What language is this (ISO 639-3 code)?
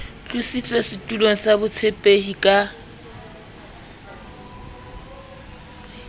sot